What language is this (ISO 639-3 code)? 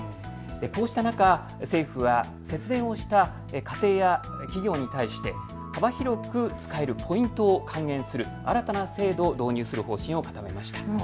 jpn